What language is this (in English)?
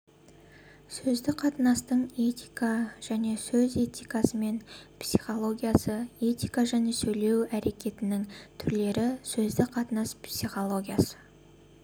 Kazakh